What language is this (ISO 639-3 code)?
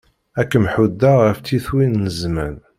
kab